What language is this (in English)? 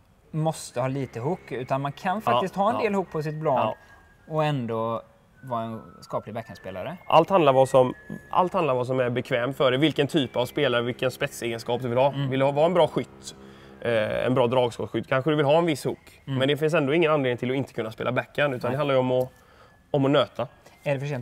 Swedish